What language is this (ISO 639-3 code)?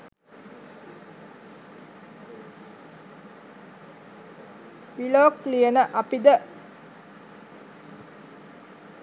sin